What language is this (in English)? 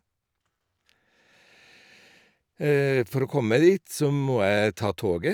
Norwegian